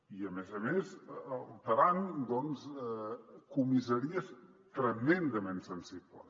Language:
Catalan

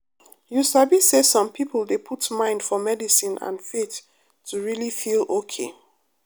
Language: Nigerian Pidgin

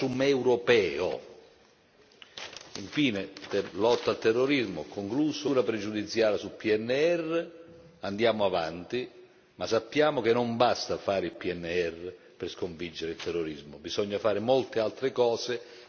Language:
Italian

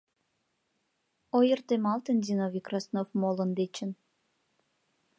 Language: Mari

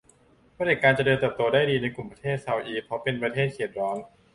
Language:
Thai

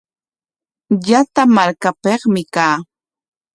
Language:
Corongo Ancash Quechua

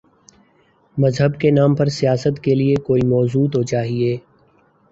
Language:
Urdu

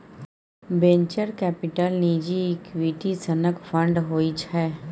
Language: Maithili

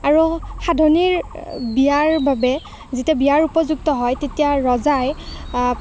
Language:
Assamese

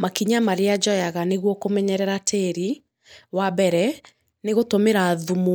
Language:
Kikuyu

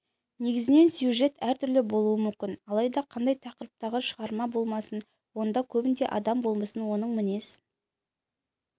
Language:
Kazakh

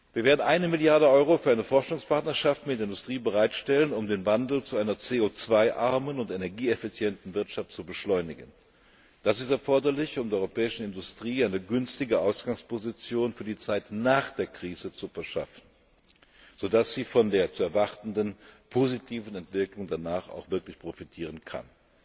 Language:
German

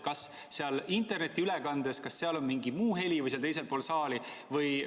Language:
Estonian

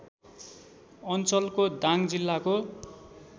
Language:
Nepali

